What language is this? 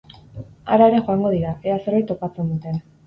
Basque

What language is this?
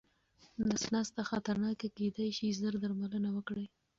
Pashto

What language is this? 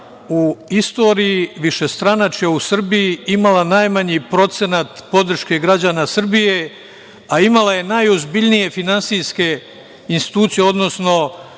Serbian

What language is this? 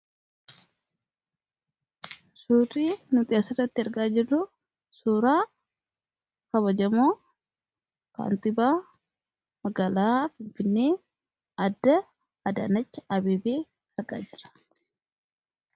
Oromo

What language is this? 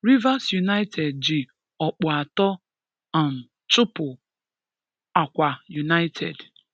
Igbo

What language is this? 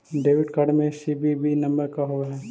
Magahi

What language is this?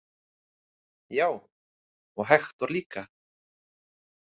Icelandic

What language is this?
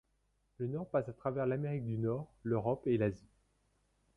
French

